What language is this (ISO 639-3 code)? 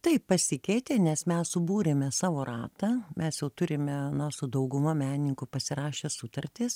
lit